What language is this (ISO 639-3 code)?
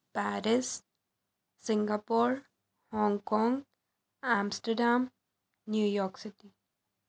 pan